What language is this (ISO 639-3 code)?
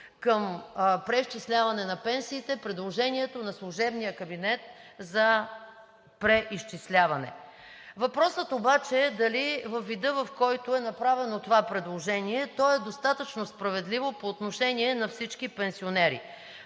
bul